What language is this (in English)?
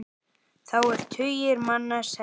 Icelandic